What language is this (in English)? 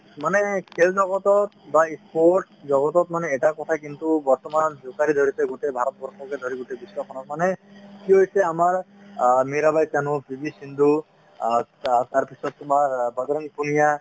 Assamese